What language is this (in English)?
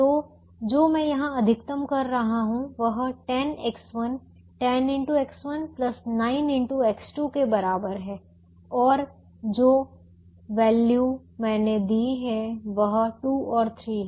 Hindi